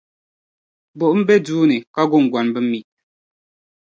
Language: Dagbani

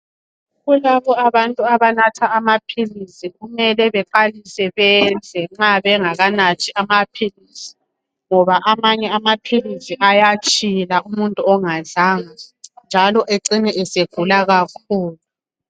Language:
North Ndebele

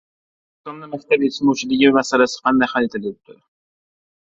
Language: Uzbek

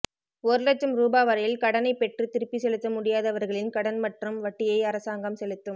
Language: Tamil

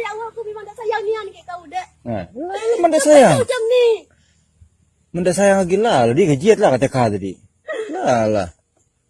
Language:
Indonesian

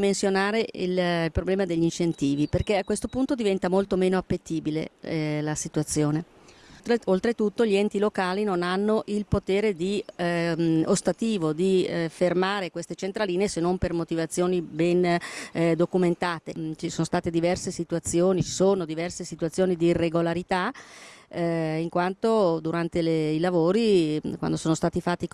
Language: Italian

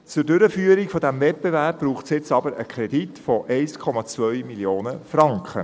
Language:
Swiss German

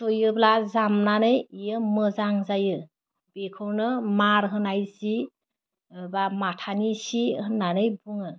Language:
Bodo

